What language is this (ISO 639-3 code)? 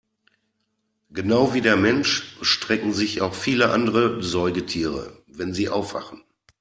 deu